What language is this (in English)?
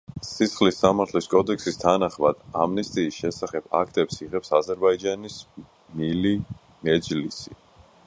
Georgian